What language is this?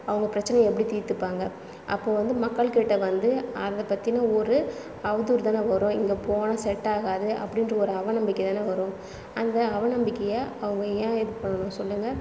Tamil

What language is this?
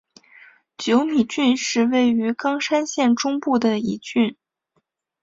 Chinese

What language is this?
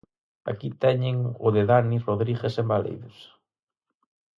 Galician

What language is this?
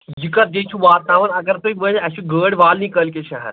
Kashmiri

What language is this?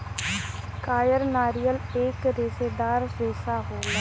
Bhojpuri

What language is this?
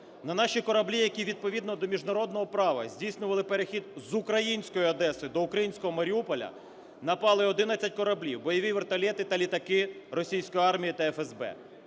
Ukrainian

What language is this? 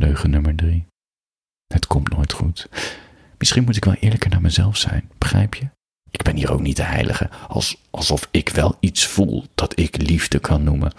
Dutch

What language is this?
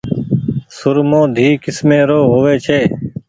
Goaria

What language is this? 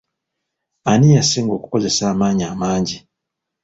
Ganda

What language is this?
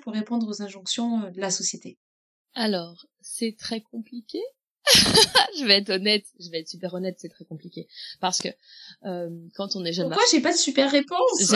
French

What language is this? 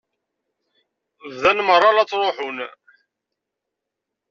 Kabyle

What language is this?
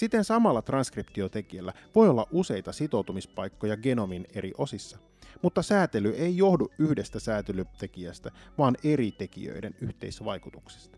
Finnish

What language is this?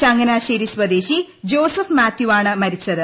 Malayalam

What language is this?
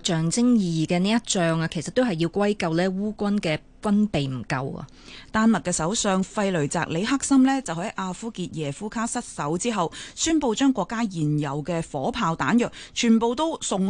Chinese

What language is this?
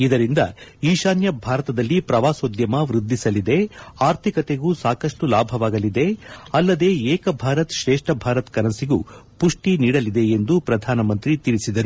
Kannada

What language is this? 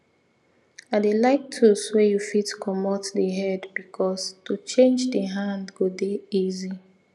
Nigerian Pidgin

